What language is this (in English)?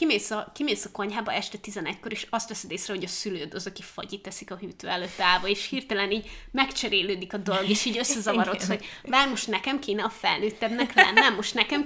Hungarian